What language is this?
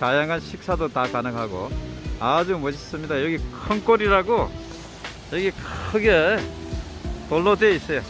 Korean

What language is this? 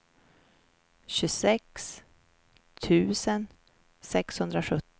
Swedish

